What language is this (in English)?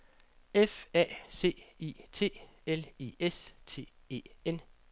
Danish